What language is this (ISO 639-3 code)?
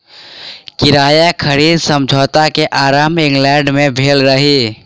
mai